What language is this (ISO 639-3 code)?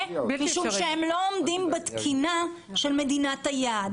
heb